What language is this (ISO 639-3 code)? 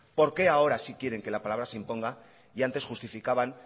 spa